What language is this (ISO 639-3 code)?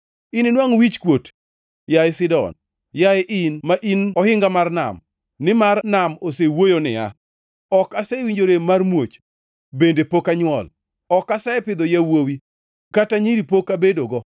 luo